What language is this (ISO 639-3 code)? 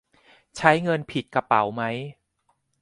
tha